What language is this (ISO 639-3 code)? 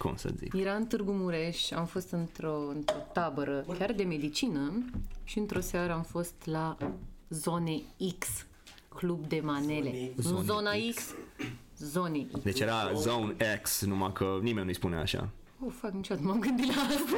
ron